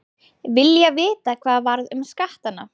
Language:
Icelandic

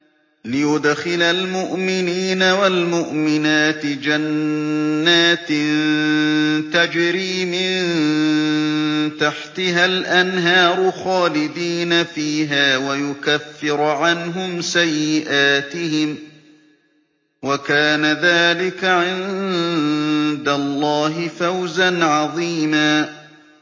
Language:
Arabic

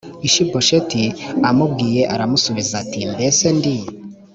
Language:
Kinyarwanda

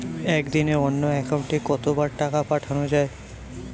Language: Bangla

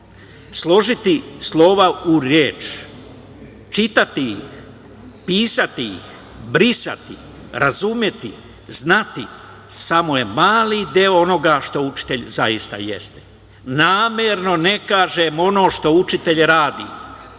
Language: Serbian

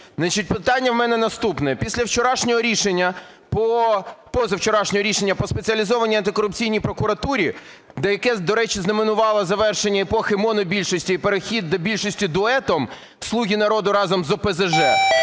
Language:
Ukrainian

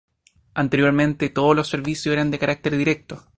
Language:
Spanish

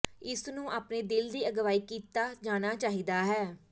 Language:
Punjabi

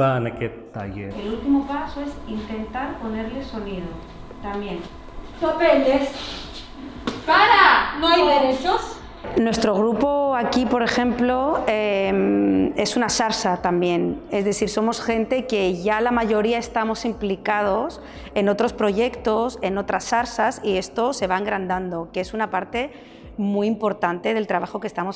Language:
Spanish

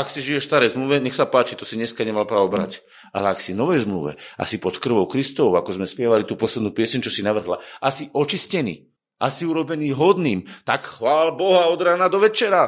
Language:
Slovak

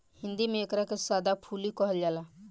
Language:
Bhojpuri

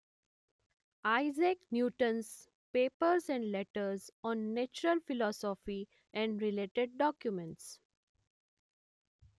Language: Gujarati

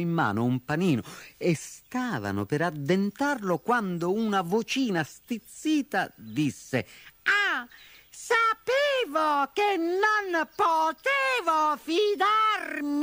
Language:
Italian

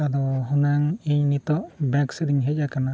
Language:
Santali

